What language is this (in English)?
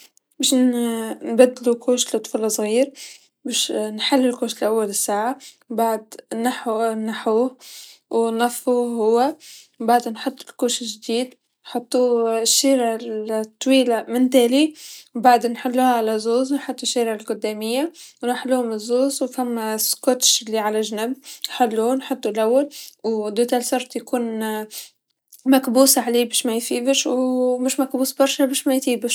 Tunisian Arabic